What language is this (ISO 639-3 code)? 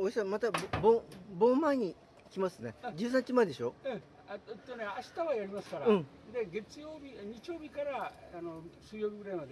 jpn